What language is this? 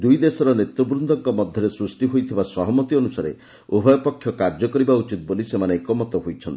Odia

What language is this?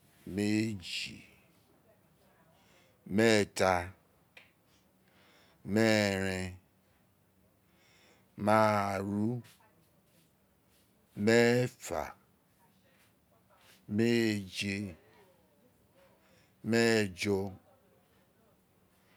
Isekiri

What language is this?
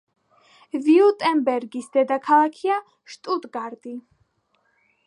Georgian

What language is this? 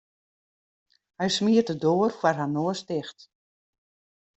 Western Frisian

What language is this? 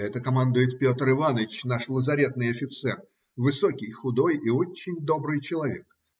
Russian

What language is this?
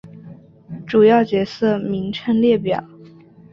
Chinese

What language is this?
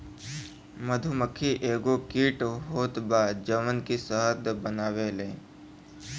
Bhojpuri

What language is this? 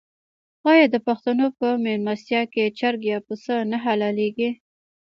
Pashto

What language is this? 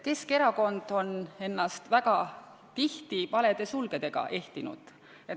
Estonian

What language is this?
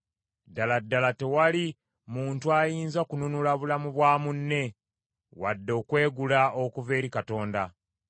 Ganda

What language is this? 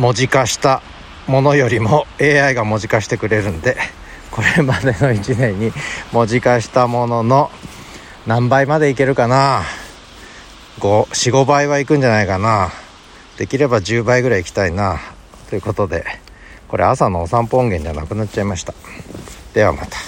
Japanese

